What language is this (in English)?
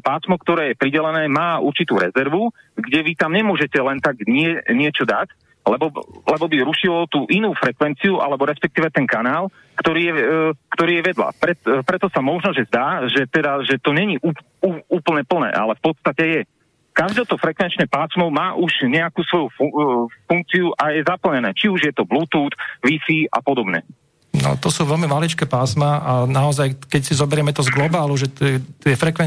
Slovak